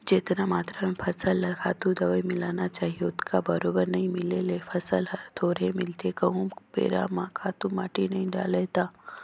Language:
Chhattisgarhi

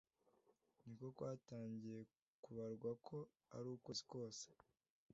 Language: Kinyarwanda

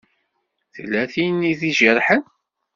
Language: Kabyle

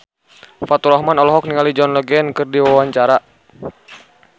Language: Sundanese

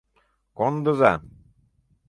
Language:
Mari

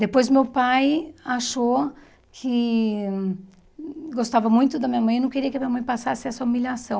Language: Portuguese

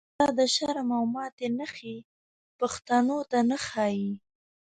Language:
Pashto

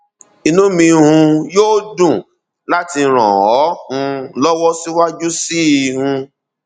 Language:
Yoruba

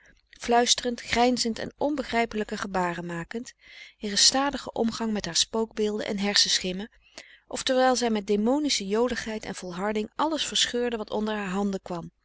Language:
Dutch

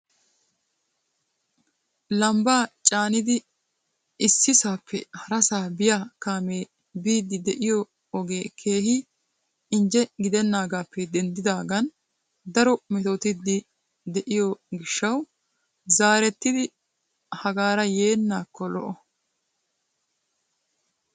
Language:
Wolaytta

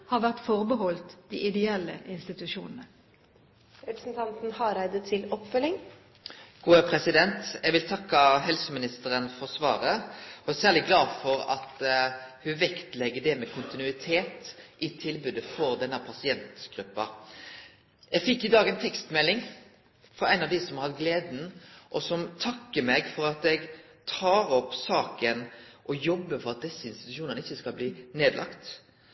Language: Norwegian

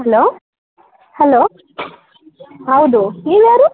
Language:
Kannada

